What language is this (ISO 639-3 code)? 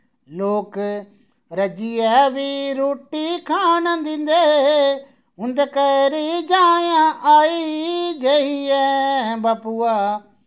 doi